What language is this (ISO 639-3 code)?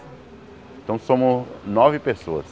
por